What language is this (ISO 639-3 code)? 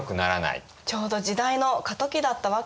jpn